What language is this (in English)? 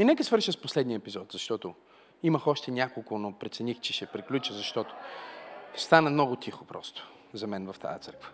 Bulgarian